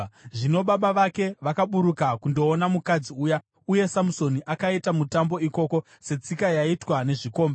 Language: Shona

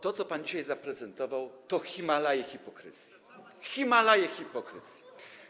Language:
Polish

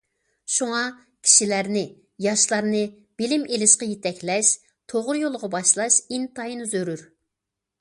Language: Uyghur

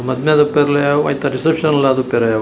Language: Tulu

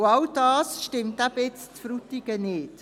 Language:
Swiss German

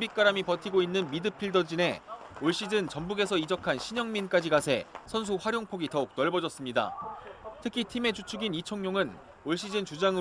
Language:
Korean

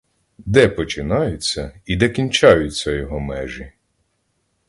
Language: Ukrainian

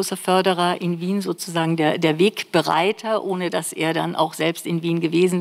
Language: German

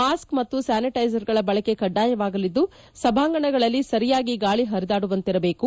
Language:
Kannada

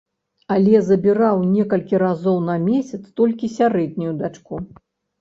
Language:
Belarusian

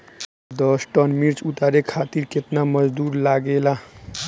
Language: Bhojpuri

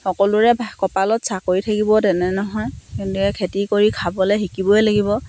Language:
Assamese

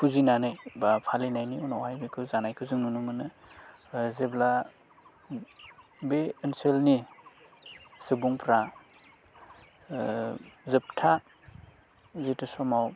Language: Bodo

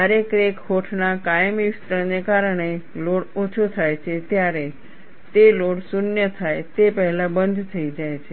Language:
Gujarati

